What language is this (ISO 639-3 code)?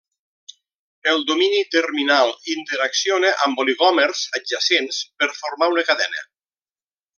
cat